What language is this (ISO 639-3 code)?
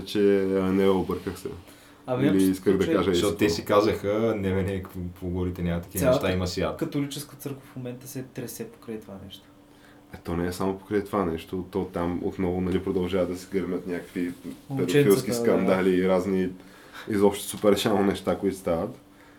bul